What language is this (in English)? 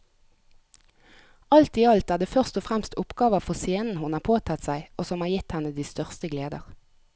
Norwegian